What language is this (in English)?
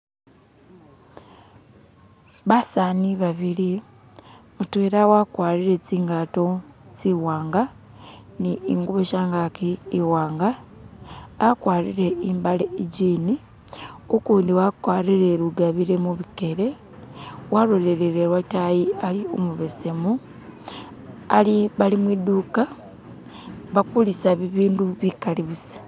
Masaaba